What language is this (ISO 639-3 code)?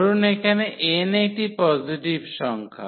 ben